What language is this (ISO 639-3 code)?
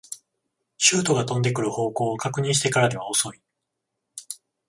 jpn